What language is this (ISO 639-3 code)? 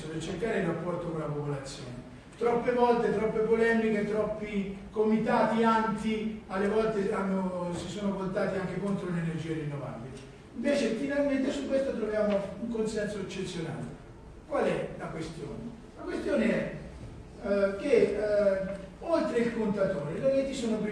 ita